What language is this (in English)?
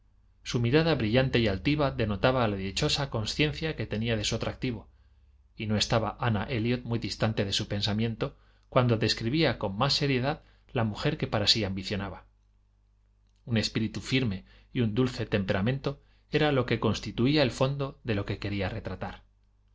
Spanish